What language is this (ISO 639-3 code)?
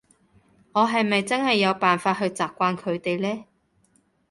yue